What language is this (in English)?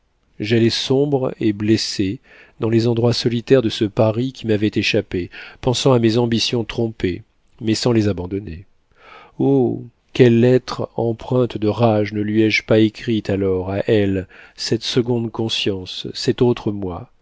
French